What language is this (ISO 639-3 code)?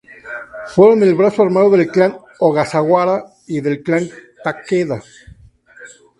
spa